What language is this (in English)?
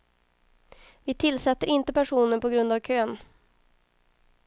Swedish